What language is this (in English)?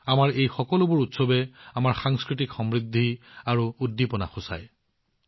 Assamese